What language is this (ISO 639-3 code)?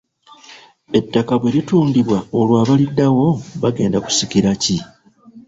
lug